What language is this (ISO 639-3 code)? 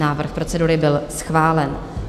ces